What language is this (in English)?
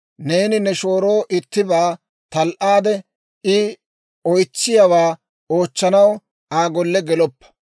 Dawro